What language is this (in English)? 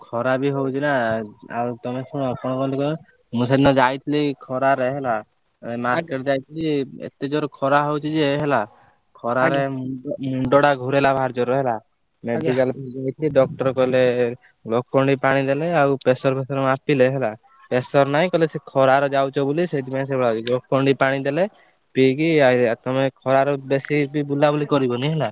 Odia